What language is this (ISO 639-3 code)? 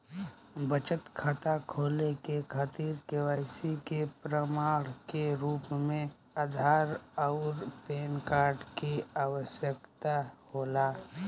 bho